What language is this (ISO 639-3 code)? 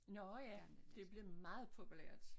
dan